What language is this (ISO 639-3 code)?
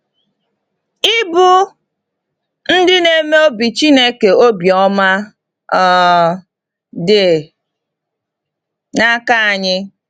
ibo